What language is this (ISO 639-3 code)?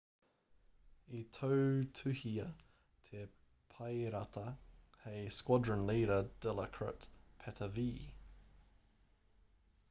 mri